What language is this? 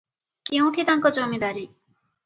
Odia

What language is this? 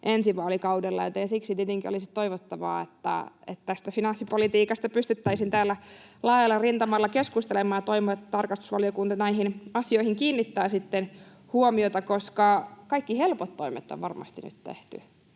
Finnish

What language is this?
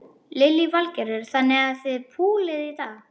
Icelandic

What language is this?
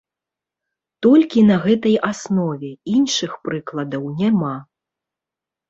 Belarusian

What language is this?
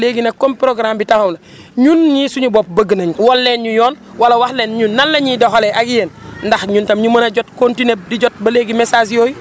Wolof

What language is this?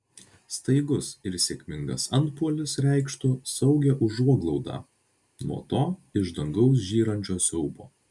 Lithuanian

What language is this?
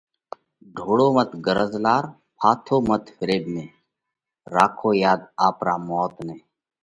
Parkari Koli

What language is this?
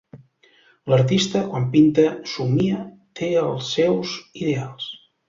Catalan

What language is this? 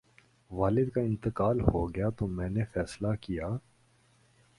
Urdu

